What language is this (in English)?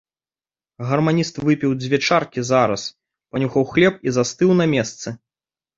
Belarusian